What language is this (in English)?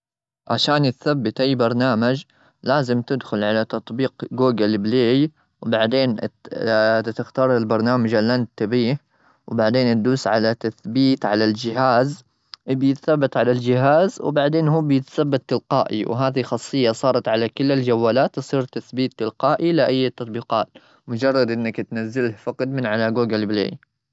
Gulf Arabic